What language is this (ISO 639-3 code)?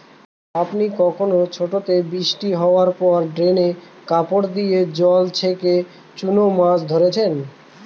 ben